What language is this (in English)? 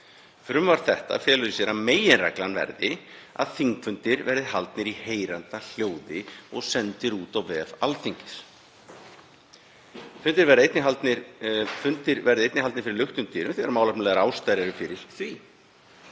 Icelandic